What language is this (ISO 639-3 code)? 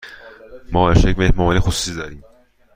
fas